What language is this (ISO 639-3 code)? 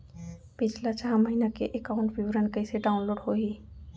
hne